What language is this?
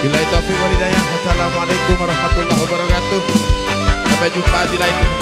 Indonesian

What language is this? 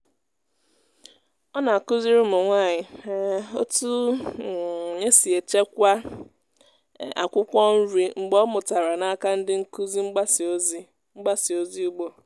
Igbo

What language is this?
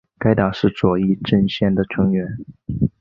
Chinese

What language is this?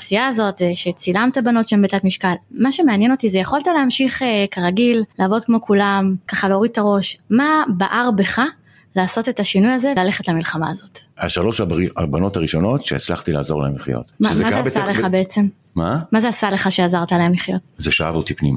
Hebrew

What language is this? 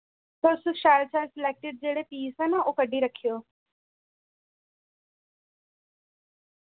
Dogri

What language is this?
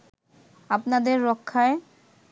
Bangla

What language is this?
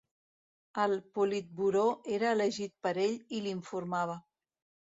Catalan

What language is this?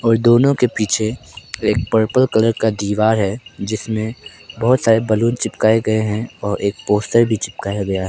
Hindi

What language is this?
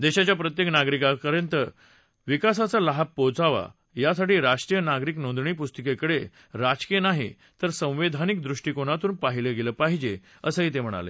Marathi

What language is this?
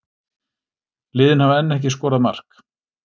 Icelandic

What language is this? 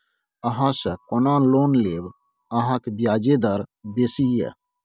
Maithili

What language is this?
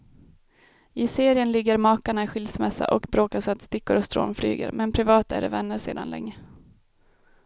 Swedish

